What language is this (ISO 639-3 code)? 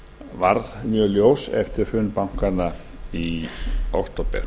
isl